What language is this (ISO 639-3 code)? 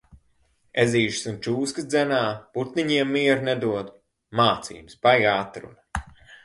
lav